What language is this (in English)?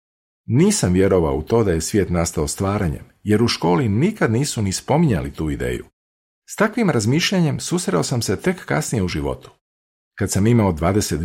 Croatian